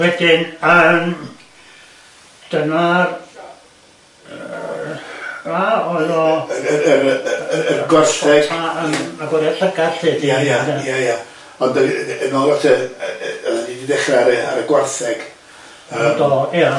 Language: Welsh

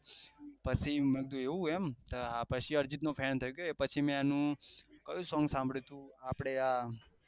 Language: Gujarati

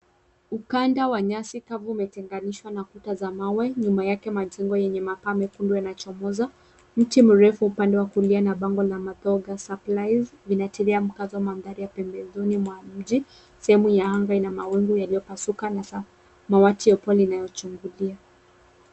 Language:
Swahili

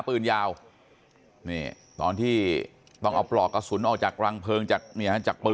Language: Thai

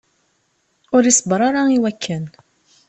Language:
Kabyle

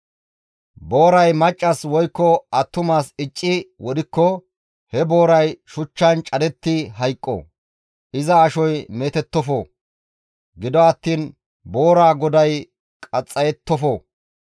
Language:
Gamo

